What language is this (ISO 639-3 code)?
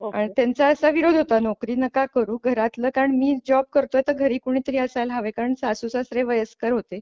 mar